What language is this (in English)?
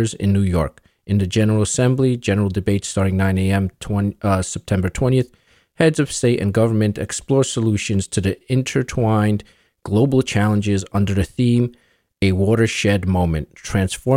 English